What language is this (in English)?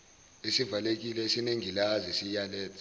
Zulu